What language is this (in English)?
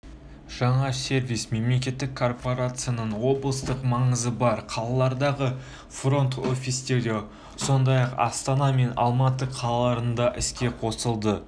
Kazakh